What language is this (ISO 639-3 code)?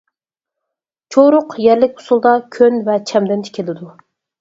uig